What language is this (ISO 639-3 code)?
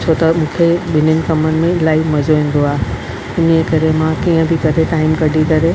snd